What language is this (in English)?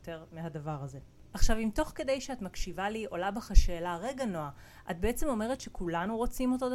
Hebrew